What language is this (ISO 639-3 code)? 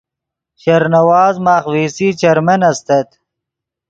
ydg